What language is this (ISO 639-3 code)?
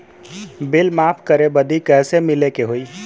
bho